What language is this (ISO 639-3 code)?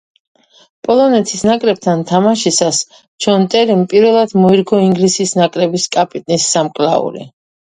kat